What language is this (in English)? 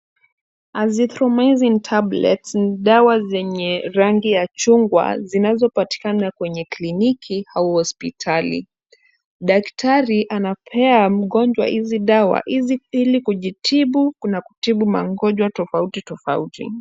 Swahili